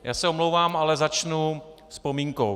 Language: Czech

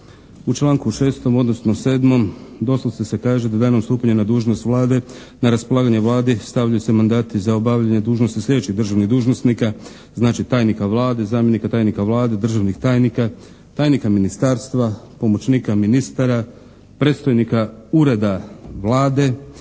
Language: Croatian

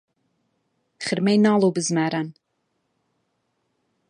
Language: Central Kurdish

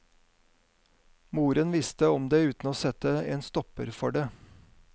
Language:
Norwegian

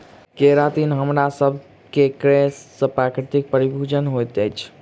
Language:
Maithili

